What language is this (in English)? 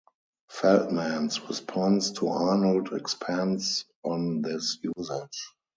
English